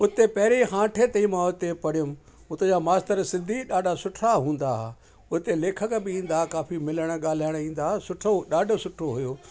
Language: Sindhi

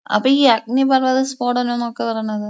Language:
Malayalam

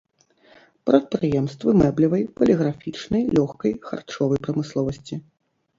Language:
Belarusian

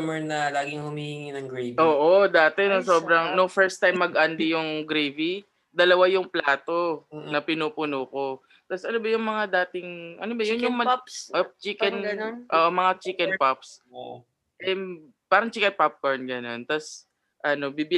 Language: Filipino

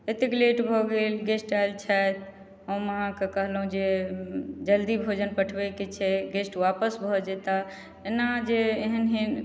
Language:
Maithili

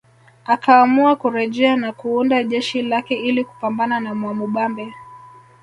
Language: Swahili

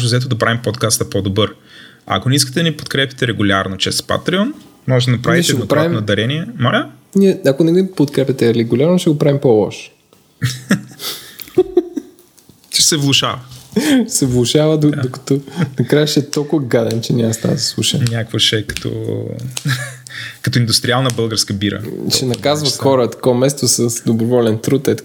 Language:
Bulgarian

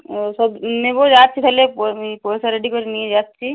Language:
Bangla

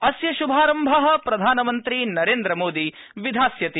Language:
Sanskrit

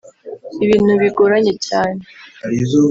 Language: Kinyarwanda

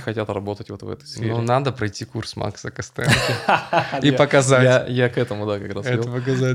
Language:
Russian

